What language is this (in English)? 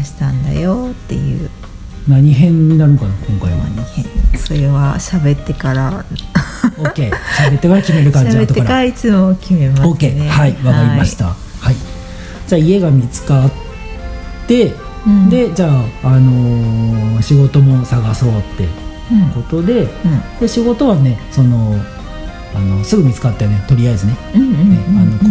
Japanese